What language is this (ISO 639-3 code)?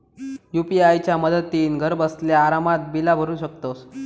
mar